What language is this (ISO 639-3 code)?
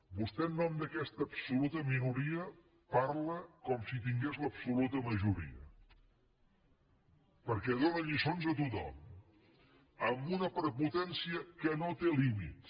cat